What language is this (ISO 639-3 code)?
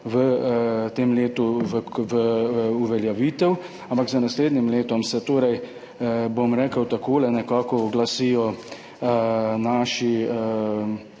slv